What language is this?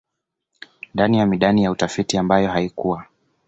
Swahili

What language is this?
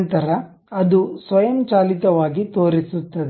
Kannada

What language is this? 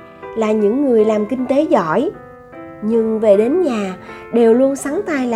Vietnamese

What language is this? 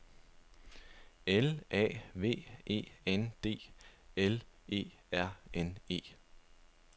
Danish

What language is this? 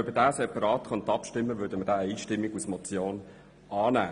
Swiss German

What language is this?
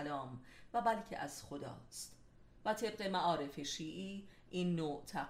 Persian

